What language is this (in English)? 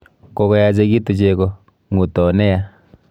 Kalenjin